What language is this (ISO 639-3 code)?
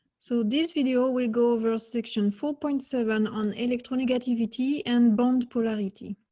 eng